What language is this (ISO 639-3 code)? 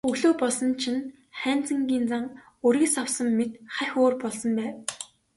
mon